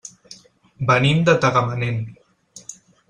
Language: Catalan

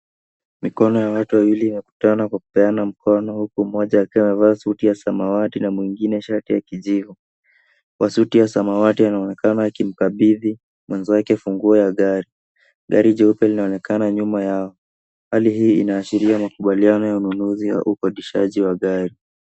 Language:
Swahili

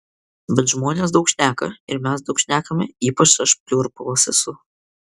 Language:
Lithuanian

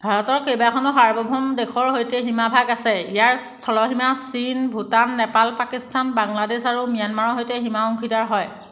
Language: Assamese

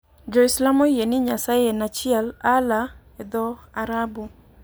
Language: Luo (Kenya and Tanzania)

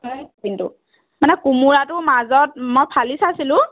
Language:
Assamese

